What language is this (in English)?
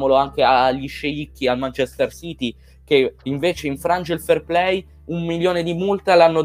Italian